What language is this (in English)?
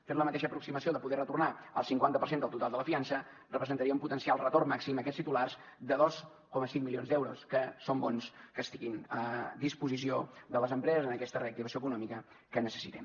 Catalan